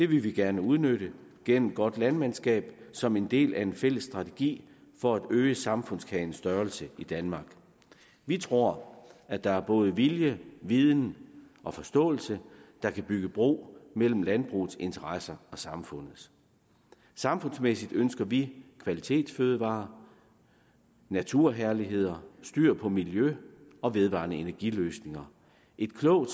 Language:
Danish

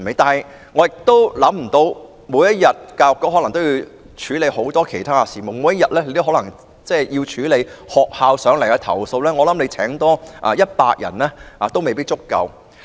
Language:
Cantonese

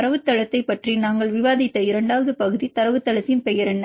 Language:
Tamil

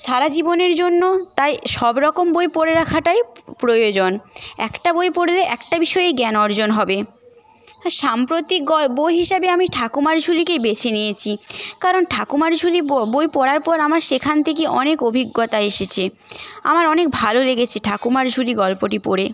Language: Bangla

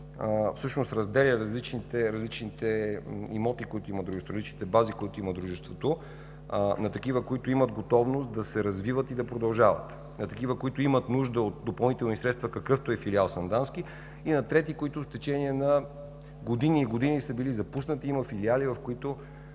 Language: Bulgarian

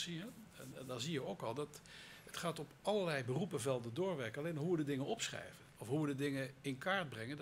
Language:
Dutch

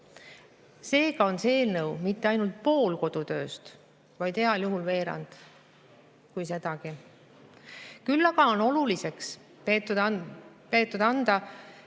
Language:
Estonian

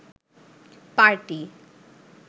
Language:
Bangla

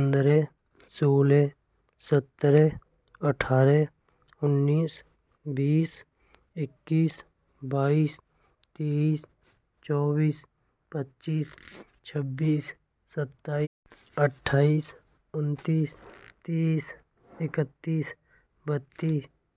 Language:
Braj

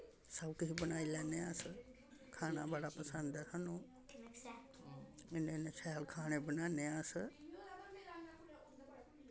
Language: Dogri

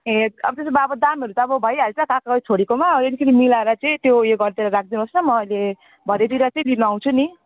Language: Nepali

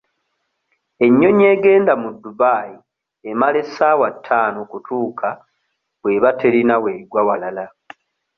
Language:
Ganda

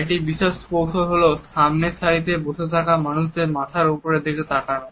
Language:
Bangla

